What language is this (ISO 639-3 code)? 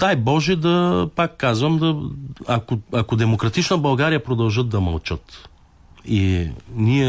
bul